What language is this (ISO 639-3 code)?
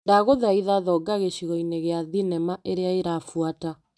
kik